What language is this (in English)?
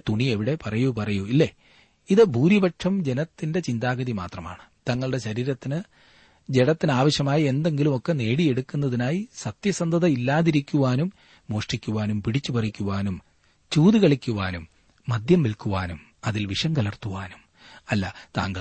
Malayalam